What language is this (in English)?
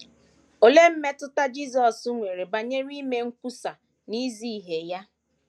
Igbo